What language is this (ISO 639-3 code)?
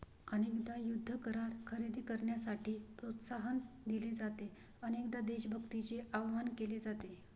mar